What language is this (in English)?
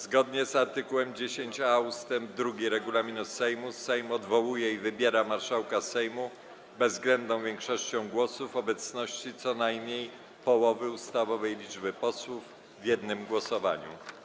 Polish